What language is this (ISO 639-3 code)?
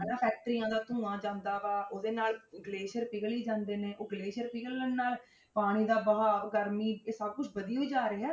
pan